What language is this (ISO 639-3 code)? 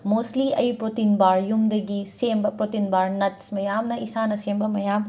mni